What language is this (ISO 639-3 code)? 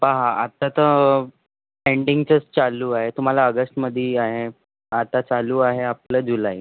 mar